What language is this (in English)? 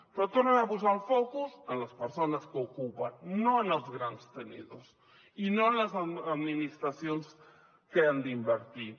Catalan